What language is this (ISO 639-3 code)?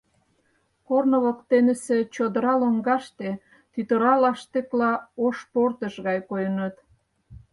chm